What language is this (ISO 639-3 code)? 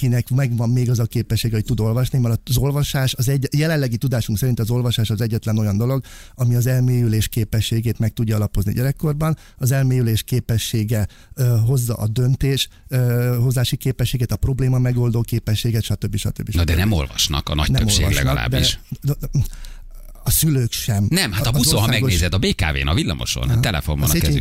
hun